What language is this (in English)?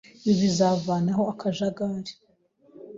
Kinyarwanda